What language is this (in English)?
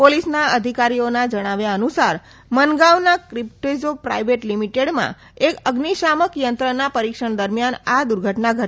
Gujarati